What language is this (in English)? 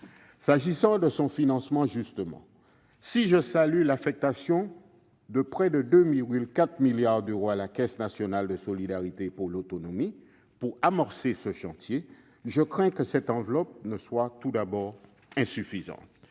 French